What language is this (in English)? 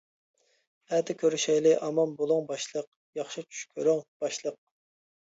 Uyghur